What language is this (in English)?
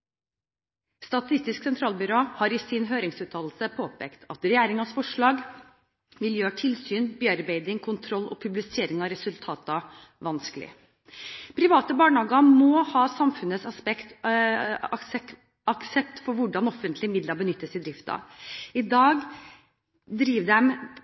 Norwegian Bokmål